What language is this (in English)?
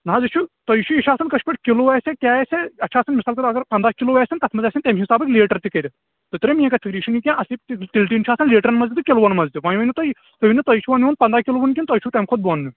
Kashmiri